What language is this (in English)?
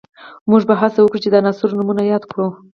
Pashto